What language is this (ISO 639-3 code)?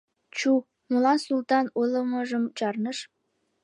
chm